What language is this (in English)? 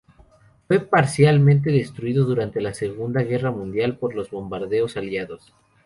Spanish